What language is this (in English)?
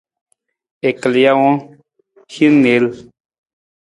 Nawdm